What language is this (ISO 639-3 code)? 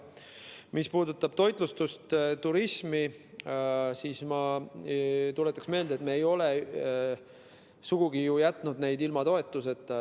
est